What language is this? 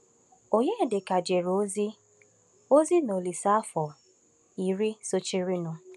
Igbo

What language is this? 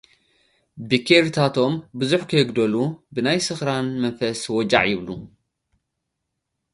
Tigrinya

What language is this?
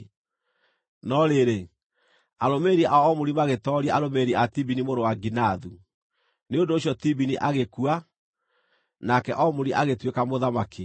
Kikuyu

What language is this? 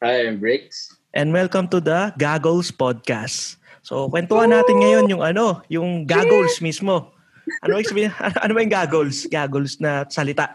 Filipino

